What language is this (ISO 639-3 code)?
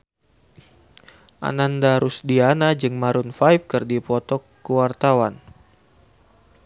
sun